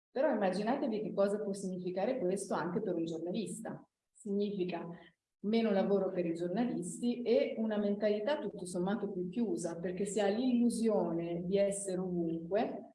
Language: Italian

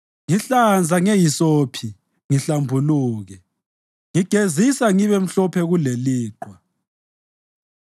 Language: North Ndebele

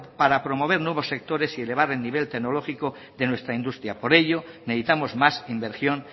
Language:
Spanish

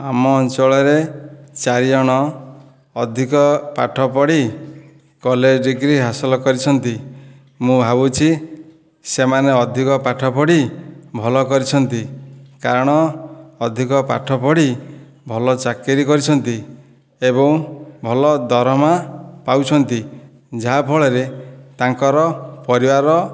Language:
Odia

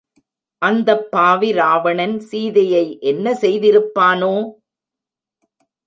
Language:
Tamil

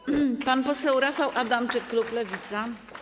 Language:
Polish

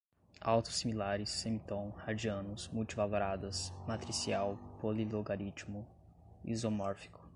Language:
Portuguese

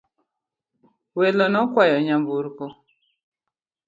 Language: Luo (Kenya and Tanzania)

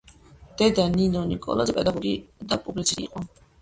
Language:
Georgian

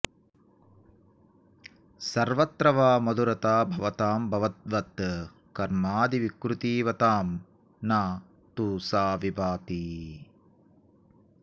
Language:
Sanskrit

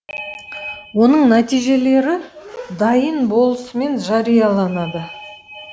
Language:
Kazakh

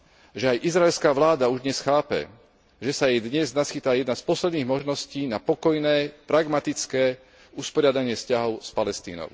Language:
Slovak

